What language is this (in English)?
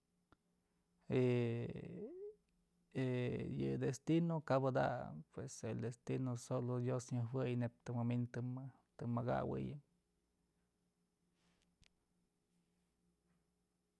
Mazatlán Mixe